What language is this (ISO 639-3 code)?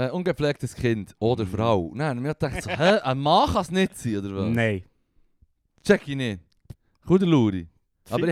deu